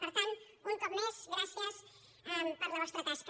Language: Catalan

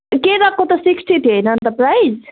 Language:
Nepali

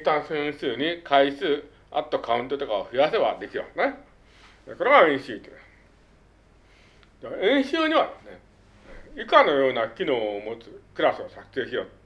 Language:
Japanese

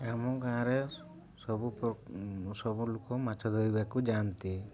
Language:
Odia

